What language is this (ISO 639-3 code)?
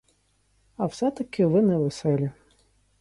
ukr